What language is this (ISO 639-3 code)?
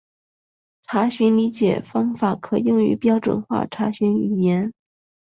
zho